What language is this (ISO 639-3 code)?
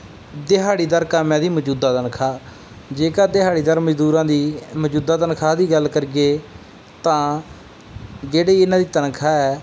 pan